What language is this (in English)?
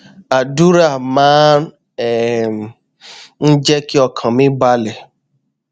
Yoruba